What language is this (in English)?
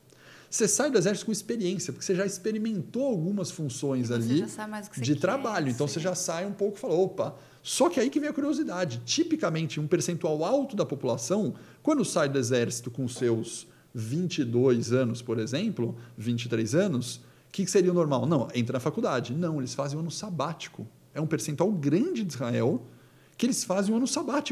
Portuguese